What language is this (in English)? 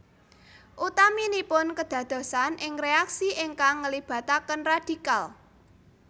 Javanese